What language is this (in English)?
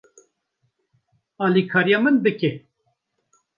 Kurdish